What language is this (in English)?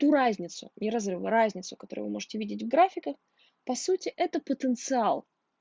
Russian